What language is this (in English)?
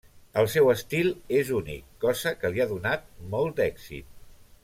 Catalan